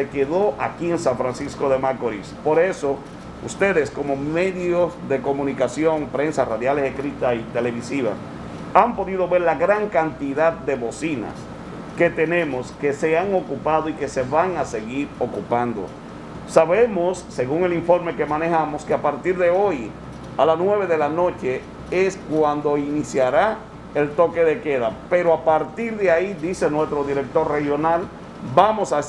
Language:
Spanish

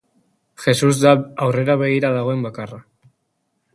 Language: Basque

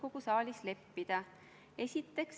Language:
Estonian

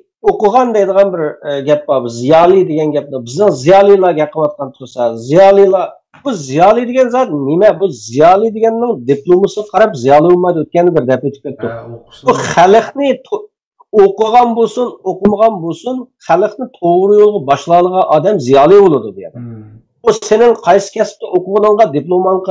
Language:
Turkish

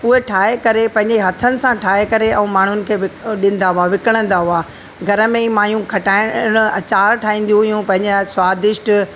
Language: Sindhi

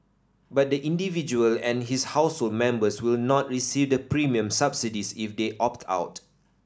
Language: English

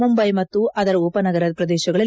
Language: Kannada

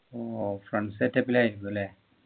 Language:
Malayalam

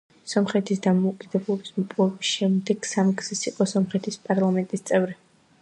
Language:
Georgian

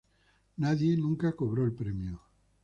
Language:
Spanish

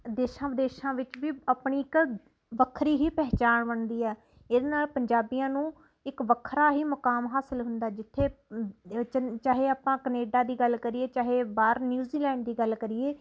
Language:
Punjabi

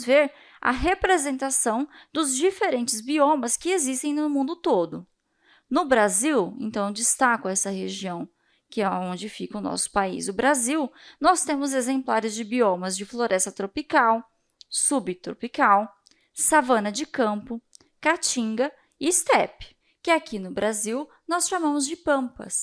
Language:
Portuguese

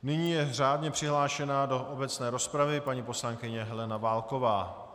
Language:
Czech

